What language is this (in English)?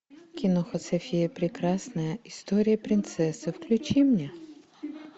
Russian